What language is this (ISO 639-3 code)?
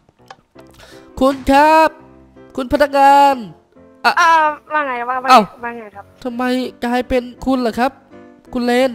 tha